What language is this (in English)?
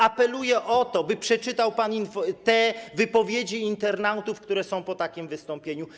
Polish